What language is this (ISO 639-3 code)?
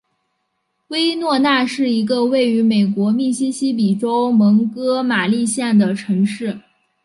zho